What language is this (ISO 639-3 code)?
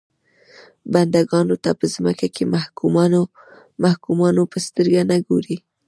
pus